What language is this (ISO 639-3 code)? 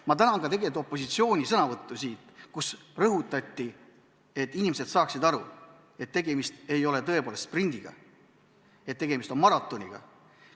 est